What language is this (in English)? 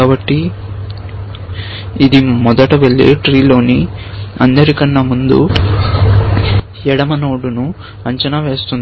Telugu